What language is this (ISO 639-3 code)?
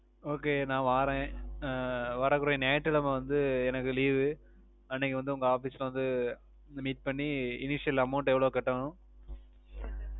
tam